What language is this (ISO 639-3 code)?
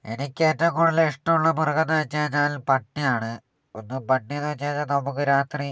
mal